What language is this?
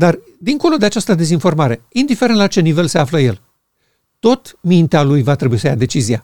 Romanian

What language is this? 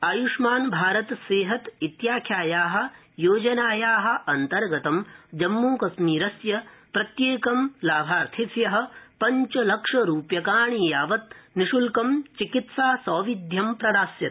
Sanskrit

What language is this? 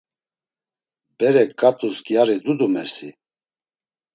Laz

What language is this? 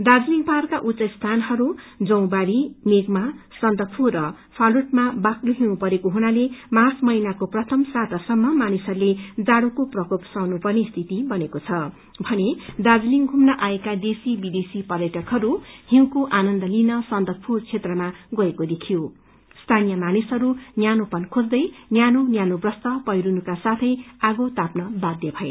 Nepali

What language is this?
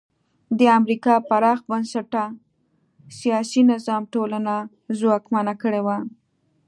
Pashto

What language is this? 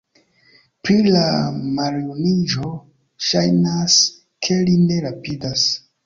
Esperanto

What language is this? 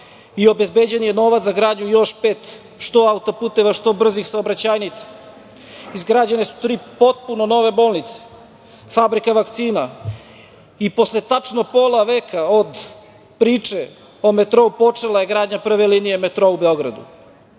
Serbian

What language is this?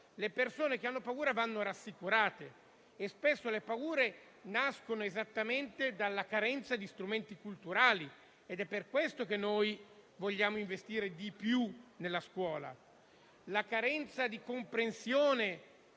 Italian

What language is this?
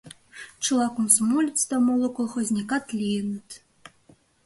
Mari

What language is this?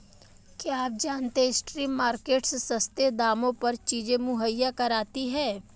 Hindi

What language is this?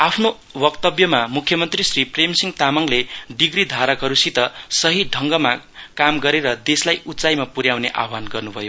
Nepali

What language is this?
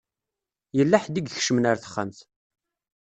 Kabyle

